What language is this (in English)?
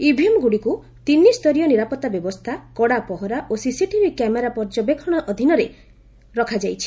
Odia